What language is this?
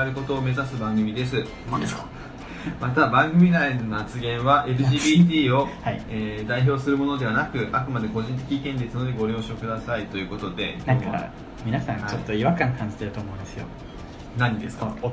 Japanese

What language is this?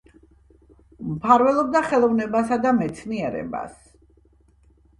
Georgian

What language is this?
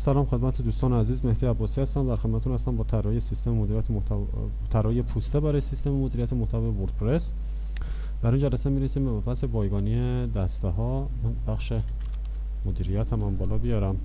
Persian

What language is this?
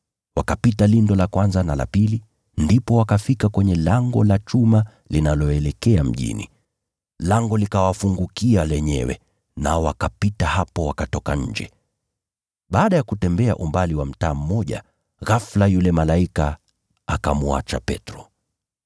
Swahili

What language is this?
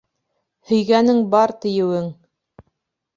Bashkir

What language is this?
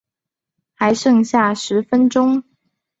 Chinese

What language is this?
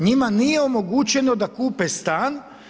Croatian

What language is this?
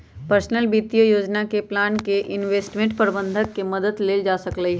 Magahi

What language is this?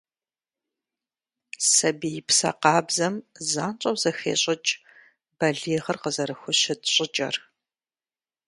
Kabardian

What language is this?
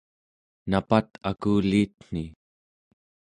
Central Yupik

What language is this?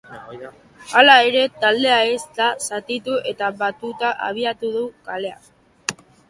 Basque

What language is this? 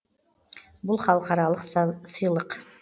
Kazakh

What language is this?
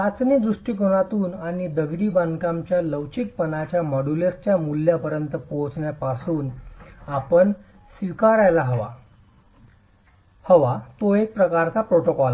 Marathi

